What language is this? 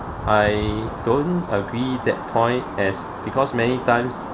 English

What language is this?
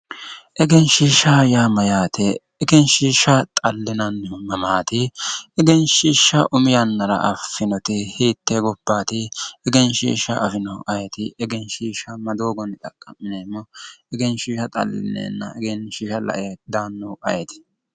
Sidamo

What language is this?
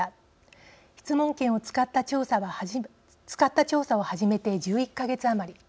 Japanese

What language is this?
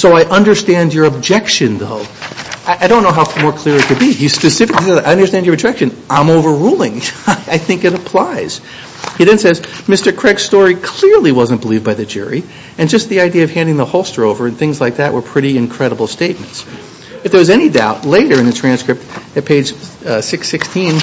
English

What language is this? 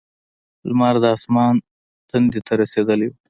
Pashto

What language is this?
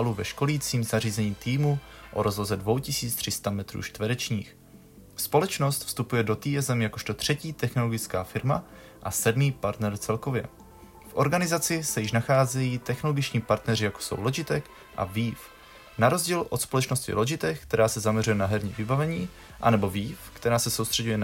Czech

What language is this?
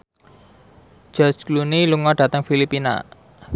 Javanese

